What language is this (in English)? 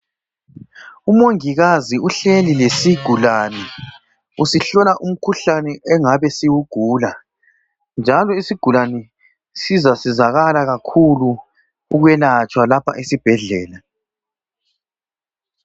North Ndebele